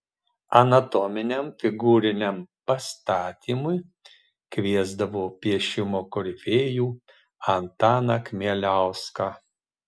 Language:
Lithuanian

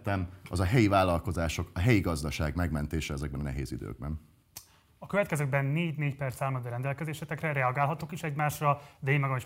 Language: Hungarian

